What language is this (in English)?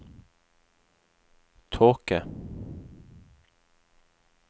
Norwegian